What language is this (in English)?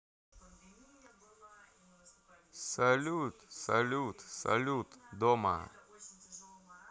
Russian